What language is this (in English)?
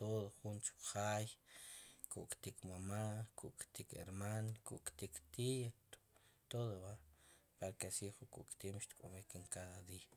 Sipacapense